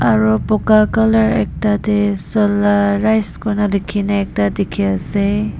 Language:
Naga Pidgin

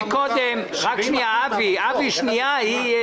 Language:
Hebrew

